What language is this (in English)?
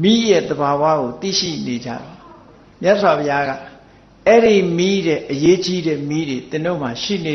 Vietnamese